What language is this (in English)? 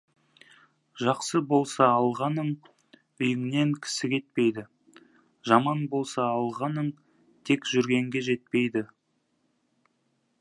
Kazakh